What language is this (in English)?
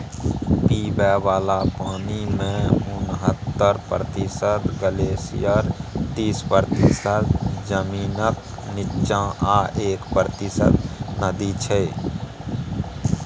Maithili